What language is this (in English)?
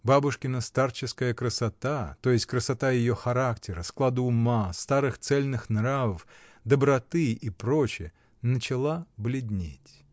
Russian